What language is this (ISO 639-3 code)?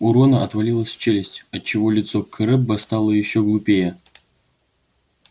rus